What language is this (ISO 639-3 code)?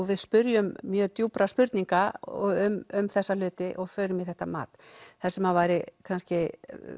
isl